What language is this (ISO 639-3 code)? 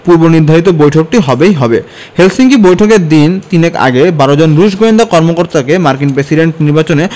ben